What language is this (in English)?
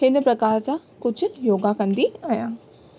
Sindhi